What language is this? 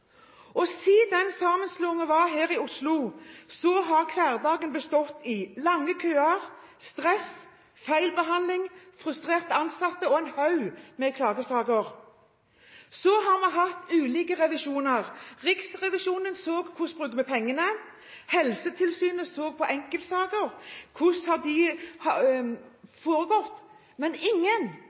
Norwegian Bokmål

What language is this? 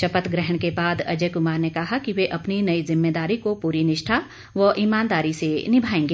Hindi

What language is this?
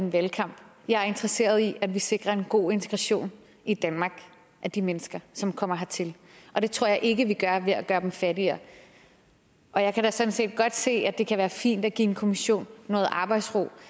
Danish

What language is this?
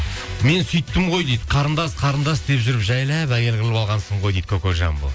Kazakh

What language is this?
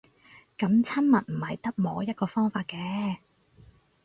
Cantonese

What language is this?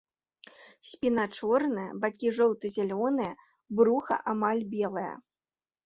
Belarusian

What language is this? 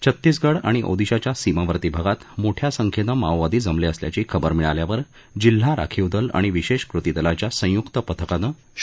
Marathi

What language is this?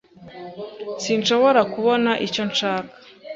Kinyarwanda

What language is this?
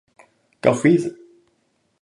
Japanese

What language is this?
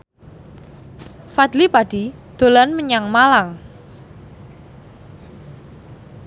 Javanese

